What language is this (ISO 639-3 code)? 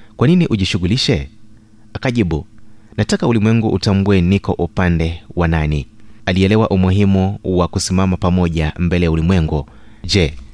swa